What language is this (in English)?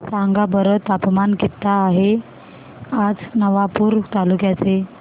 Marathi